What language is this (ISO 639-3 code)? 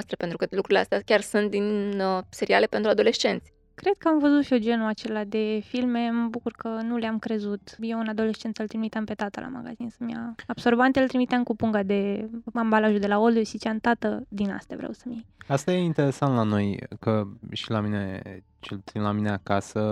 ron